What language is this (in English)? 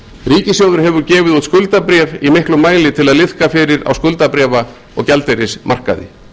Icelandic